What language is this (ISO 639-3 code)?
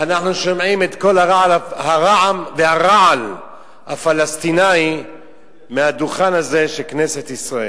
heb